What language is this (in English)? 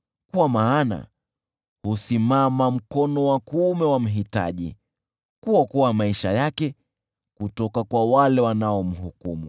Swahili